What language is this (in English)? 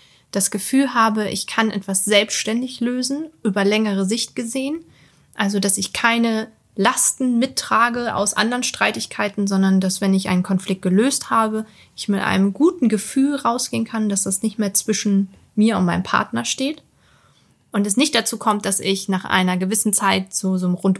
German